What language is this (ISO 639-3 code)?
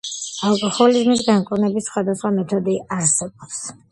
kat